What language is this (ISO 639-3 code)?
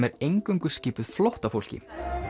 isl